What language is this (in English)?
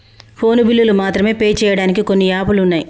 Telugu